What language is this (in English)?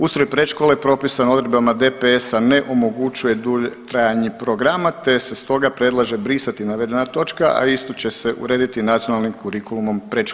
Croatian